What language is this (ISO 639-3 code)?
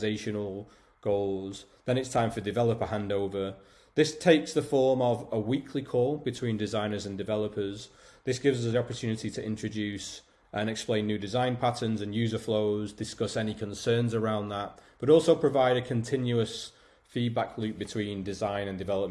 eng